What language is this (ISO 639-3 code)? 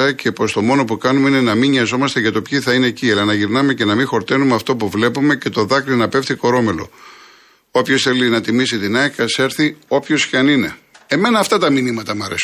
ell